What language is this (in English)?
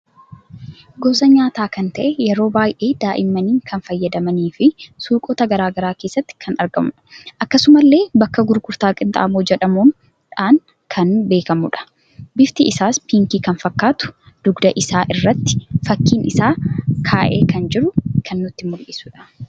Oromo